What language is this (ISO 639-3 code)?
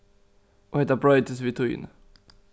fao